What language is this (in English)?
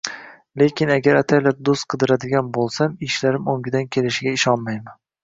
Uzbek